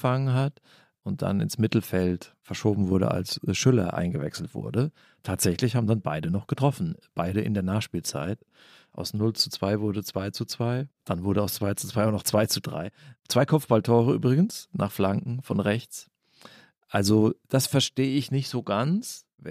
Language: German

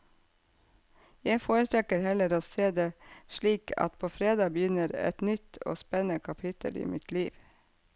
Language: Norwegian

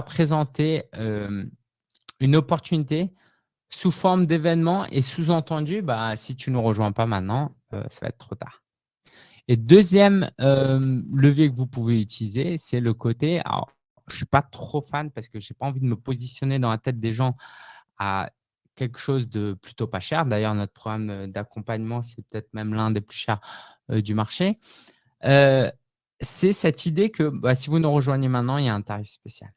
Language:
French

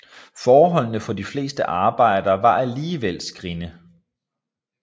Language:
Danish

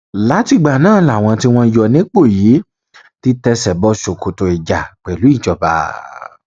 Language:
Yoruba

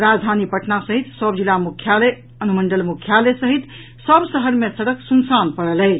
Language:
Maithili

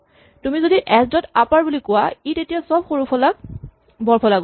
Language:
Assamese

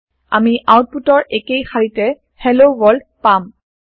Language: Assamese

